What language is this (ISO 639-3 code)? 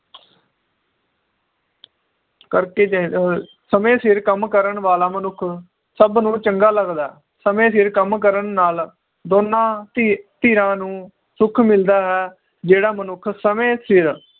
pan